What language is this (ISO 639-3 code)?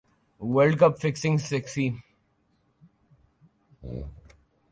urd